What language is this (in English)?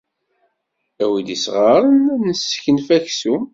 Kabyle